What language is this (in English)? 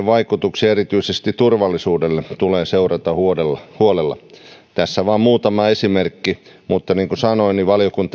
Finnish